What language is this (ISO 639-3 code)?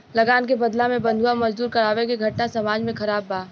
bho